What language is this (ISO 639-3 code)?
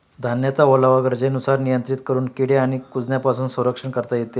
mar